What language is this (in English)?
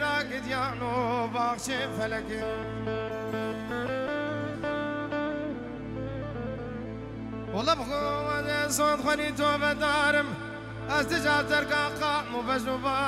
Arabic